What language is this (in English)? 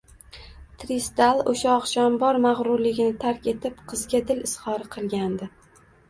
Uzbek